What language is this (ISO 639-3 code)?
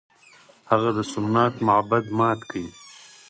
pus